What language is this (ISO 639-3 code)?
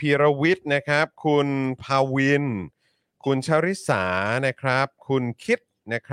tha